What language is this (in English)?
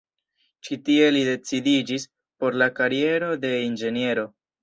Esperanto